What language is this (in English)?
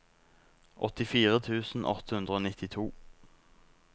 Norwegian